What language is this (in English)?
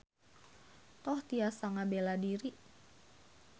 Sundanese